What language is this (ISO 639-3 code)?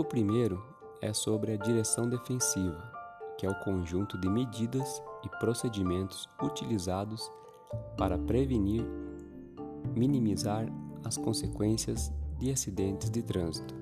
por